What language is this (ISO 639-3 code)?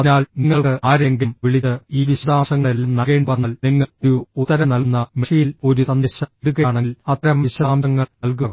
mal